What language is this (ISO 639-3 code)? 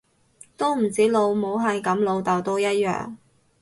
yue